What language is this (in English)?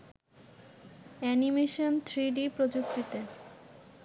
Bangla